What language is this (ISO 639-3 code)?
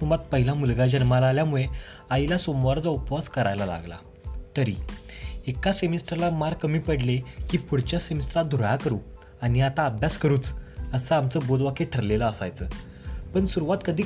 mar